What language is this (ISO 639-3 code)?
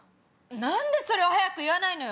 jpn